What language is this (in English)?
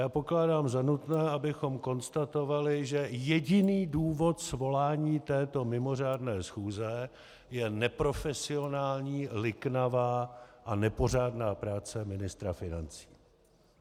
Czech